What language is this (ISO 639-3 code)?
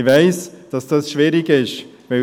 gsw